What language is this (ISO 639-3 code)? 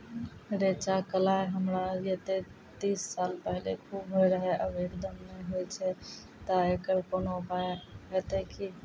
mai